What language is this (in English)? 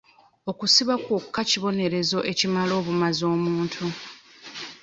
Ganda